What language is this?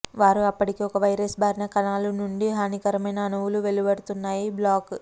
Telugu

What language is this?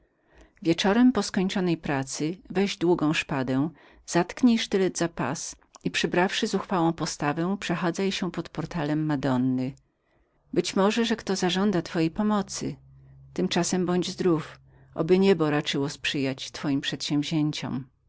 Polish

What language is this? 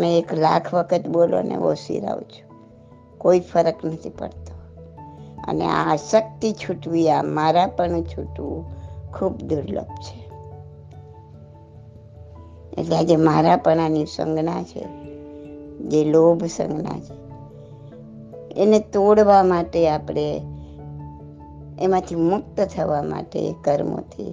Gujarati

